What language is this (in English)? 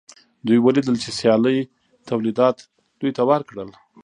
Pashto